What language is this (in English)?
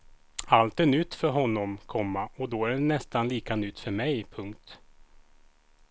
Swedish